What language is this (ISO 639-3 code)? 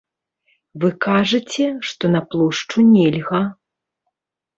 bel